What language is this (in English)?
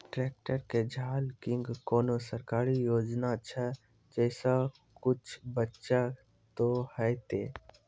Maithili